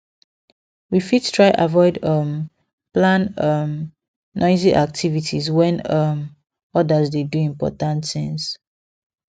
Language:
Nigerian Pidgin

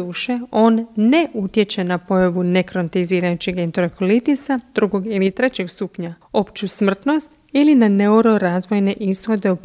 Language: Croatian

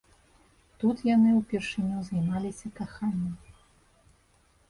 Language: Belarusian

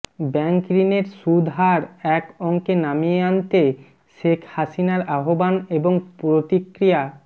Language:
Bangla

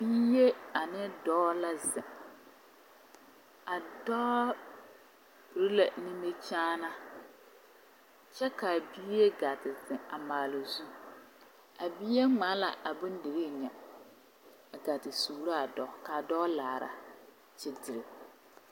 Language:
Southern Dagaare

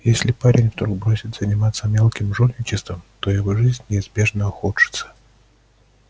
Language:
Russian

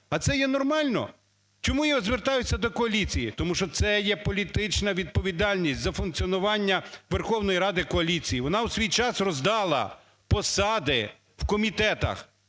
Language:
Ukrainian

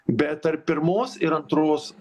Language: Lithuanian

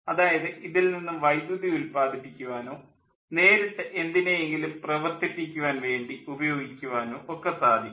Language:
Malayalam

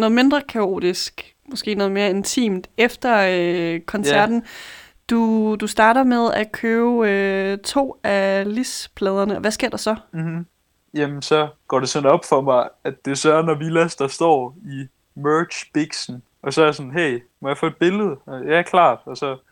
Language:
Danish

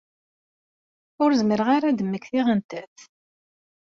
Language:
Kabyle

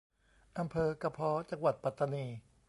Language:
Thai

